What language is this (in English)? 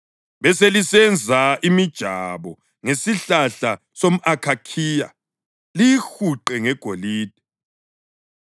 North Ndebele